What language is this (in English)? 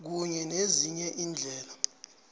South Ndebele